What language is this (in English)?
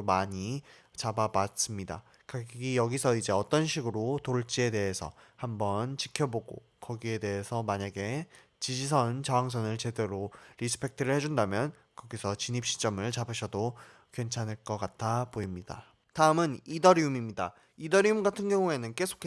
Korean